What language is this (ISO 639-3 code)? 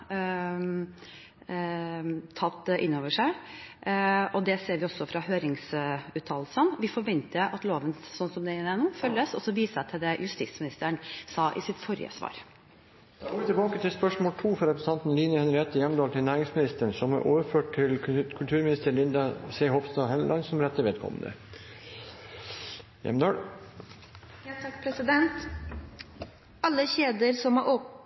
nor